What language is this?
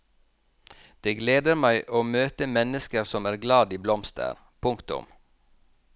Norwegian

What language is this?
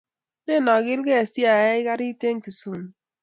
Kalenjin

